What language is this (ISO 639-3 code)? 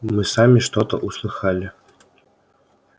rus